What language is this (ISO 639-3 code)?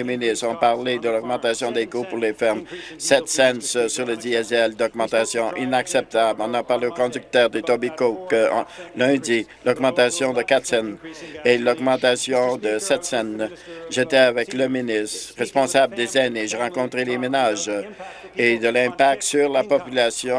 fra